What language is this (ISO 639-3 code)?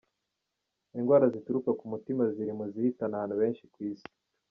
kin